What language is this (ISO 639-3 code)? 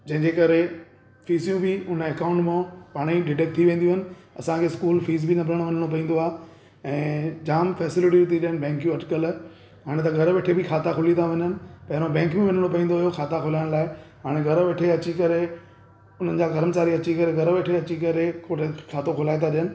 snd